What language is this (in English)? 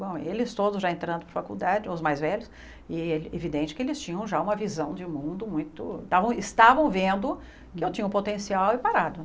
Portuguese